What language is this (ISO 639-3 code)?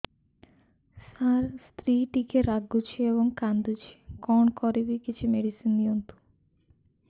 ori